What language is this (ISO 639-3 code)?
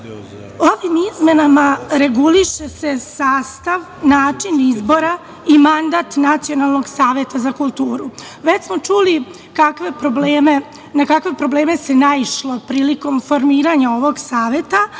srp